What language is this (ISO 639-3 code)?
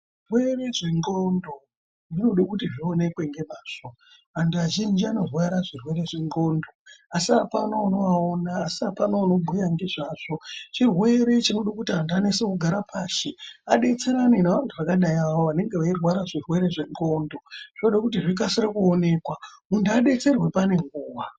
ndc